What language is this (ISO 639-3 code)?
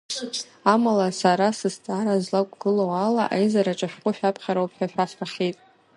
abk